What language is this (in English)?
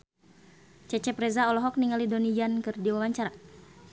Sundanese